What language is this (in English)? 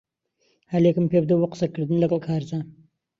Central Kurdish